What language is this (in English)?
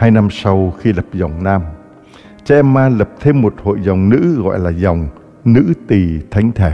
Vietnamese